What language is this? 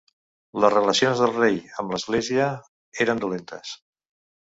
Catalan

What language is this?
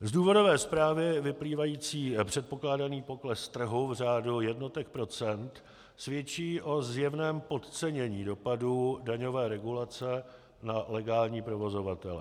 Czech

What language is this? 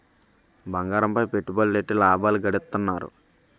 Telugu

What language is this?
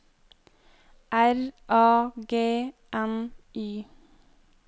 Norwegian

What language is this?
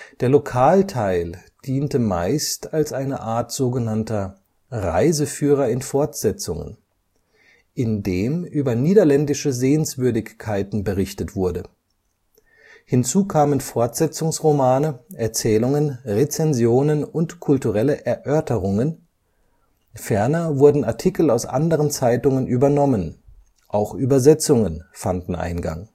German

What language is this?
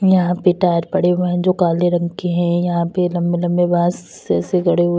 Hindi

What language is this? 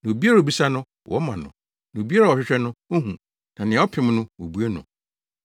Akan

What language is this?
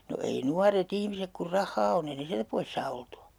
Finnish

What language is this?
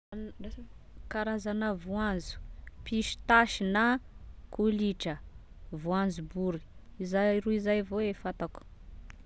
Tesaka Malagasy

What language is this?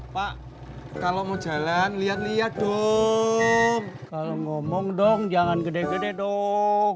Indonesian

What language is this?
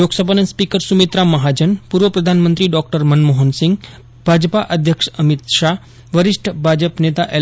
Gujarati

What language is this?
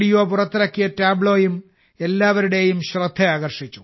Malayalam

